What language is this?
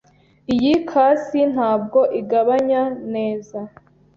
Kinyarwanda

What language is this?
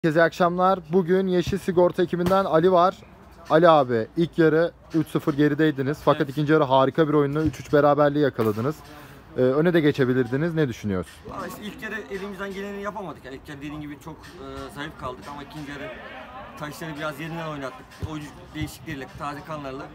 Turkish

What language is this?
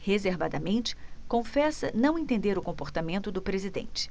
Portuguese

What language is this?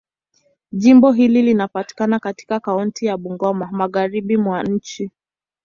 Swahili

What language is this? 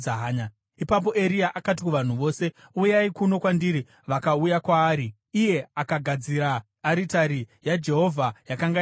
Shona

